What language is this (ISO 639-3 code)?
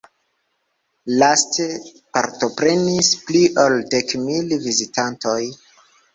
epo